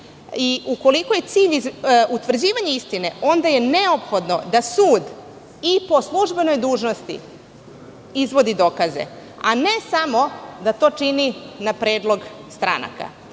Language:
Serbian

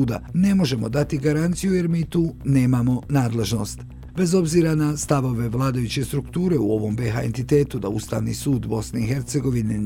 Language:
Croatian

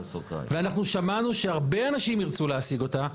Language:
Hebrew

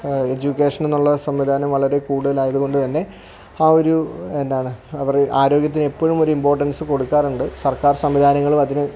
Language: Malayalam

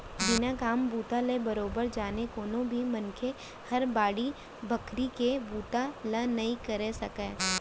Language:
Chhattisgarhi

